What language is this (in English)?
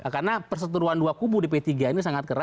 Indonesian